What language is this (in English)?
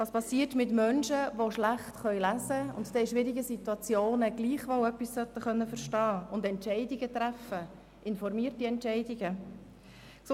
Swiss German